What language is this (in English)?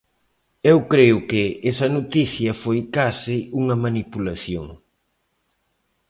Galician